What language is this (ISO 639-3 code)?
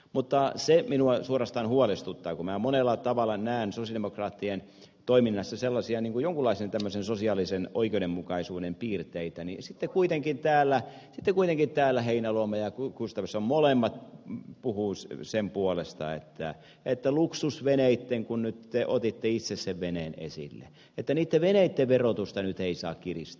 fin